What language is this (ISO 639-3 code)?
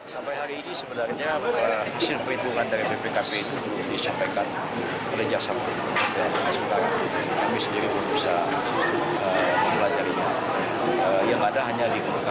ind